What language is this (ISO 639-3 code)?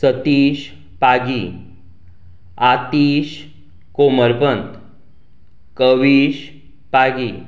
kok